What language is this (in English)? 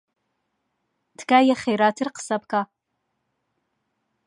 Central Kurdish